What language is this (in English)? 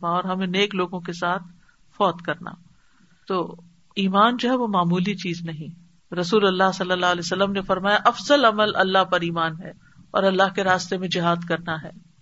Urdu